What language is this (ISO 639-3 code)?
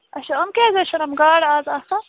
kas